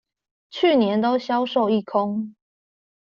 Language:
Chinese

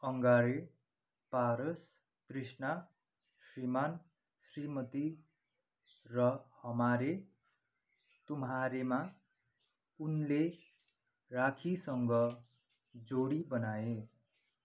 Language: Nepali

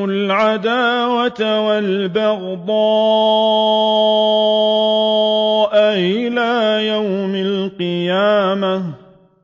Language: Arabic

